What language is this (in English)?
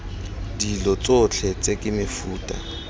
Tswana